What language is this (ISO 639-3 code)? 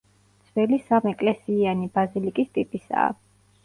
kat